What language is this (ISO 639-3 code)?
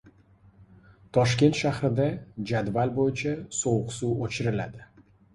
uzb